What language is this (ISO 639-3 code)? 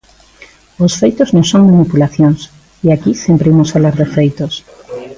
glg